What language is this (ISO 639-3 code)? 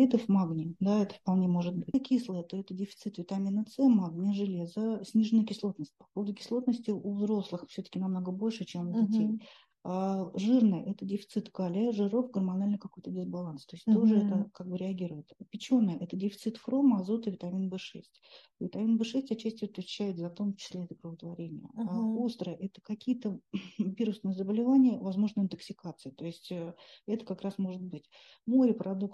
rus